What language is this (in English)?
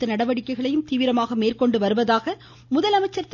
Tamil